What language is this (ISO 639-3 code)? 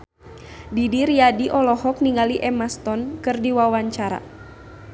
sun